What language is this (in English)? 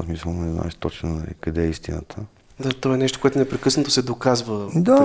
Bulgarian